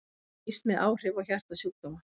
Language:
Icelandic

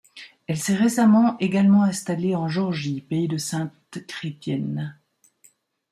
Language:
French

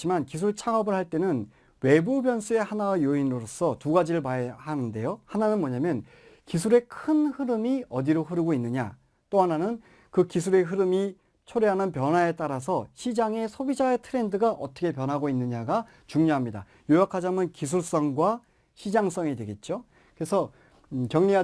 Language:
Korean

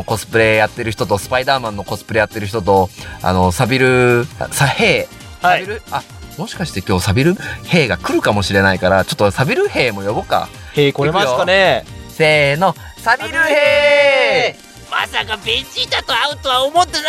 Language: Japanese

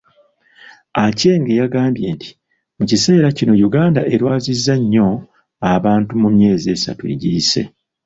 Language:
Ganda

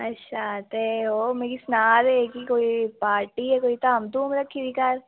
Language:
Dogri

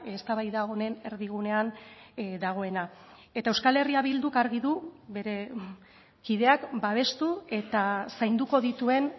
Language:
Basque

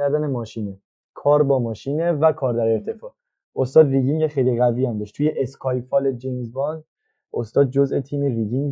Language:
Persian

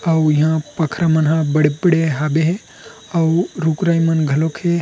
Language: Chhattisgarhi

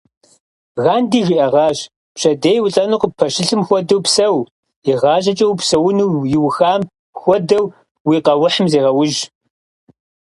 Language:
Kabardian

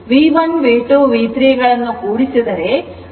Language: Kannada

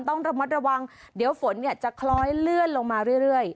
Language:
Thai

